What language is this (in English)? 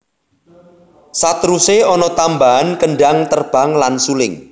Javanese